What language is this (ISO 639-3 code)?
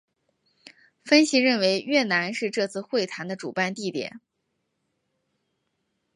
zho